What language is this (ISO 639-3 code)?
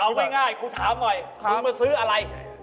tha